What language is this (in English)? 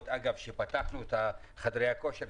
Hebrew